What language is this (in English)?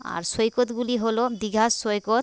Bangla